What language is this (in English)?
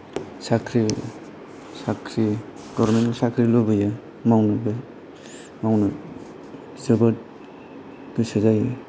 Bodo